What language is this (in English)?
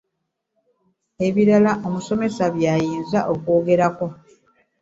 Ganda